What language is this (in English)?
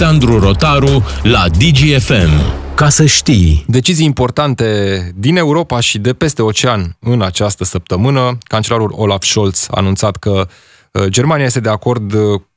Romanian